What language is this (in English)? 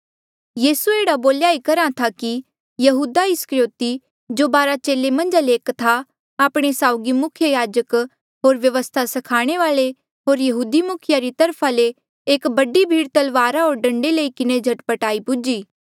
Mandeali